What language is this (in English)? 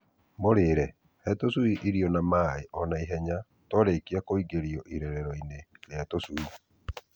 Kikuyu